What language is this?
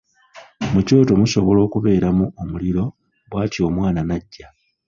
Ganda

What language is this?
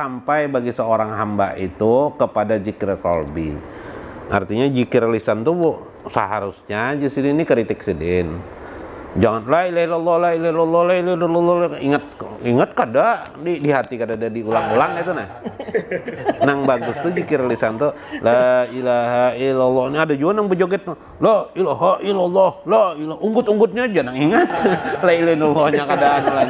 Indonesian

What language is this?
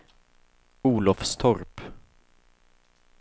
Swedish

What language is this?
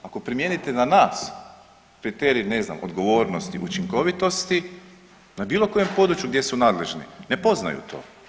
Croatian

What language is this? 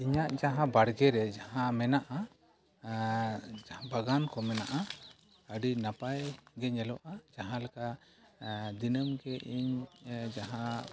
Santali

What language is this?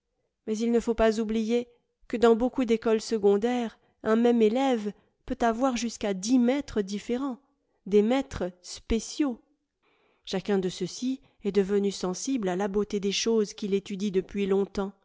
French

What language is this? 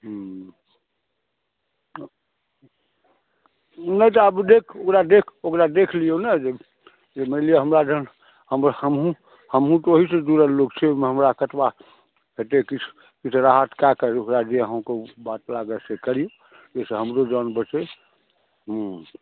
Maithili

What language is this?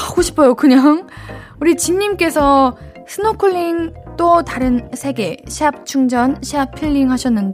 Korean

